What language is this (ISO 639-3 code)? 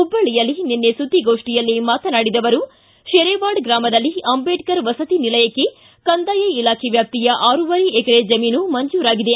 kan